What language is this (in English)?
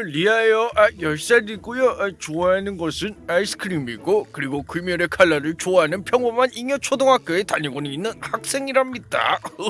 Korean